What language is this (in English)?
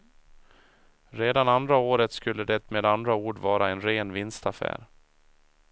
Swedish